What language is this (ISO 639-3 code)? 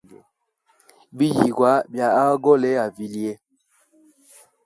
hem